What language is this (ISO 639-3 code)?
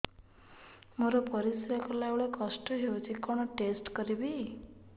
ori